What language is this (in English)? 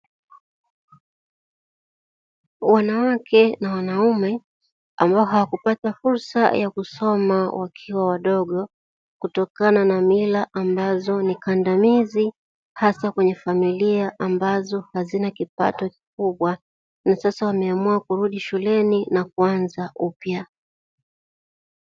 Swahili